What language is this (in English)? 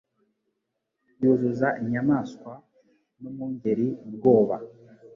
Kinyarwanda